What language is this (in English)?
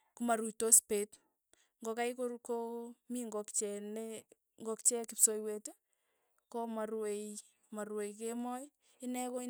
Tugen